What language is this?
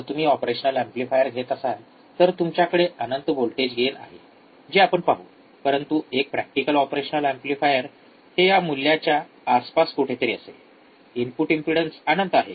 Marathi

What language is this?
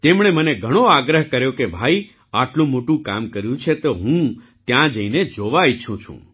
Gujarati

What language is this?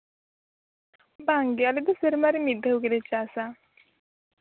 Santali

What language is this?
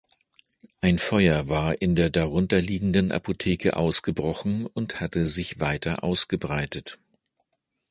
German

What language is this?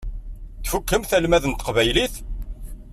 Kabyle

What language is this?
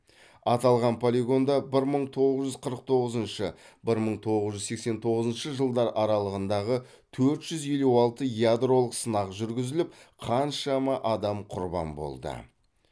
Kazakh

